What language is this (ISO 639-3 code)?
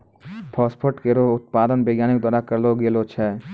mai